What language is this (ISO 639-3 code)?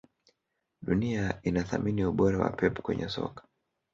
swa